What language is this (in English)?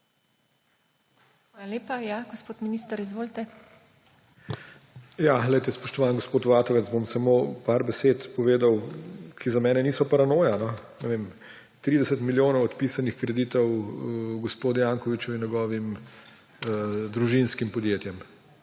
Slovenian